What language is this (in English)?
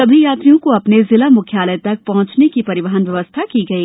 Hindi